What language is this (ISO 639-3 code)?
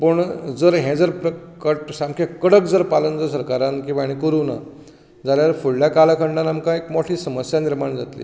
kok